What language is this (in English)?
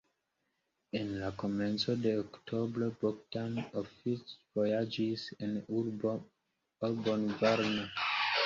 Esperanto